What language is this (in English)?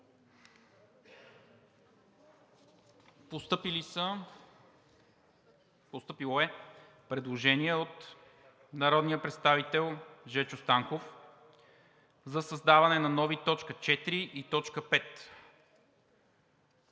Bulgarian